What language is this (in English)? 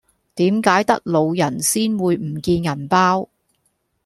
Cantonese